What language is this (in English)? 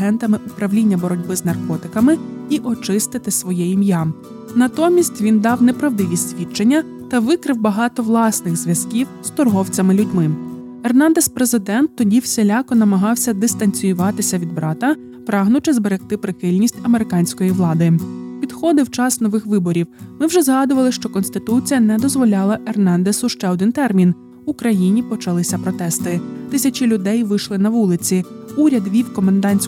Ukrainian